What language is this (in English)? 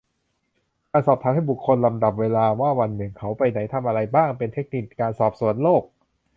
Thai